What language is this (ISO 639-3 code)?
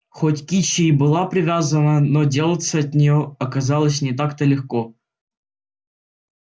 rus